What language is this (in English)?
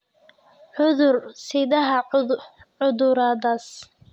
Somali